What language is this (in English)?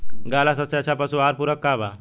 Bhojpuri